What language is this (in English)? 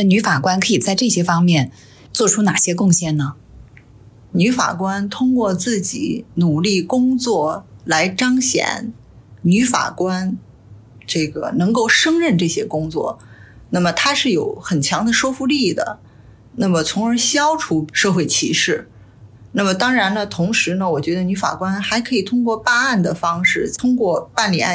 Chinese